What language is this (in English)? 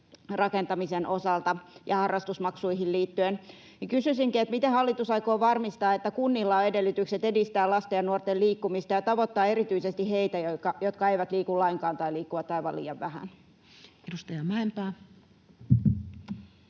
Finnish